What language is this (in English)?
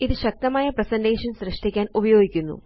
Malayalam